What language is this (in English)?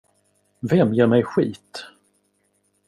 Swedish